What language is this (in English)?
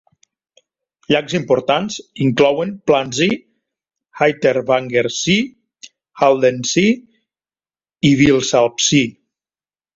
Catalan